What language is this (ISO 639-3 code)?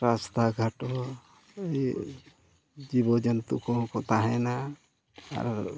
sat